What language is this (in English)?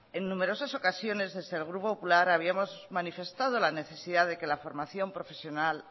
Spanish